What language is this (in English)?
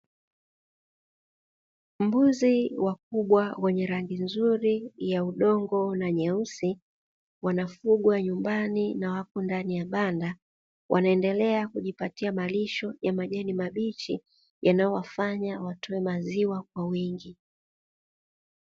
Swahili